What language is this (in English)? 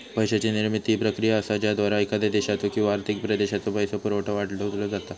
Marathi